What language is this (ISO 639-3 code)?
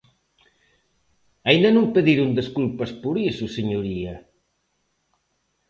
glg